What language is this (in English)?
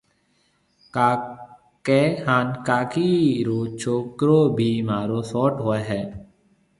Marwari (Pakistan)